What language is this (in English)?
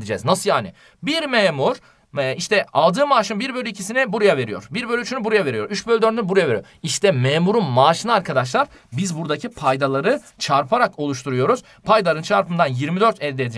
Turkish